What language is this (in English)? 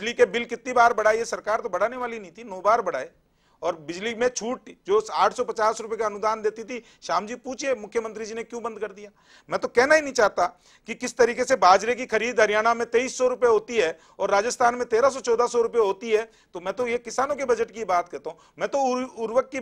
Hindi